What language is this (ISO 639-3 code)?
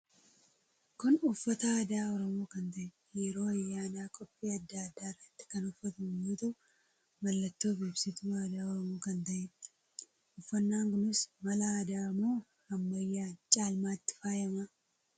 orm